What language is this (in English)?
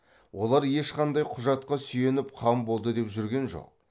Kazakh